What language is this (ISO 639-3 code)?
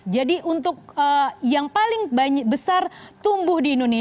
ind